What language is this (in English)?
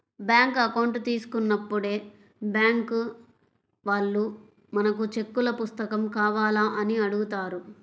Telugu